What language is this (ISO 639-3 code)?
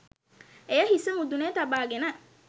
sin